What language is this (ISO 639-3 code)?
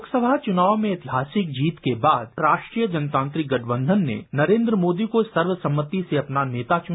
hin